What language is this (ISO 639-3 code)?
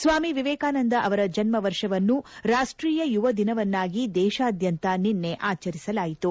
kan